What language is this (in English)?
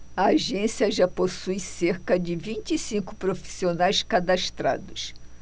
Portuguese